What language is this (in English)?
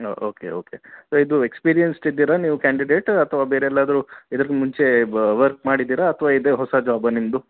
Kannada